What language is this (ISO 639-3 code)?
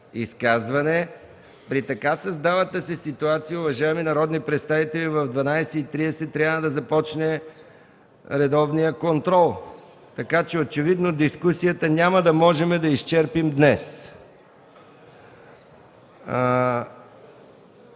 bul